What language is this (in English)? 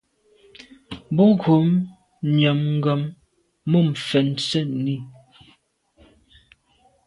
Medumba